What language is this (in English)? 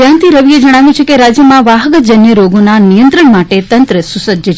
Gujarati